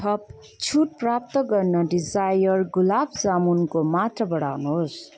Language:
Nepali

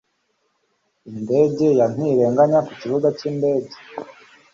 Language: Kinyarwanda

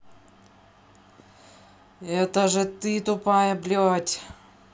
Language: Russian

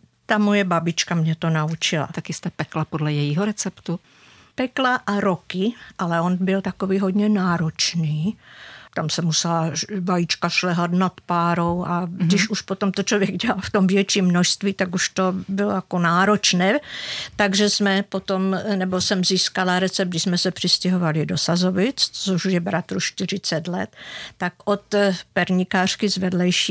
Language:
Czech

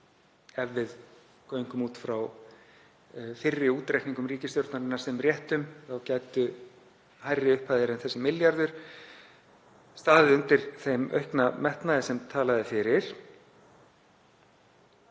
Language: Icelandic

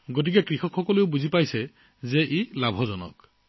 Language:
Assamese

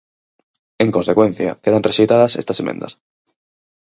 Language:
Galician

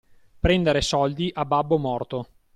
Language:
Italian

